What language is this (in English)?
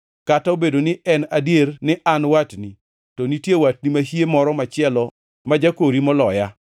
Luo (Kenya and Tanzania)